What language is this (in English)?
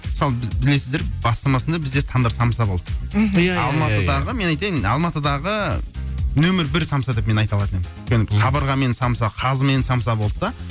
Kazakh